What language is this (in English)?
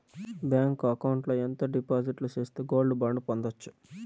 Telugu